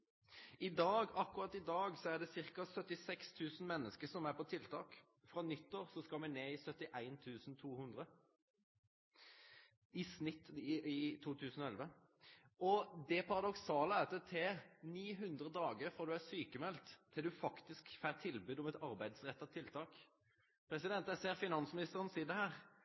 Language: Norwegian Nynorsk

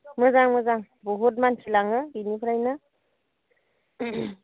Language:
Bodo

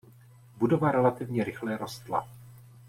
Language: Czech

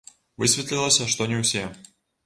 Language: Belarusian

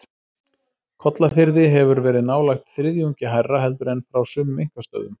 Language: Icelandic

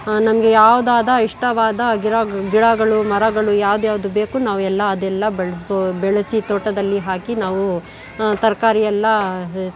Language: Kannada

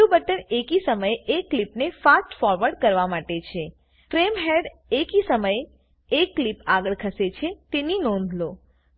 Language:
Gujarati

